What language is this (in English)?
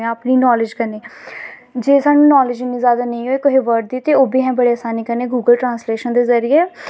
Dogri